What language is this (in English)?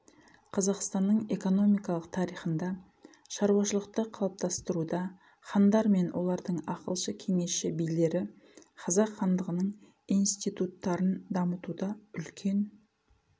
Kazakh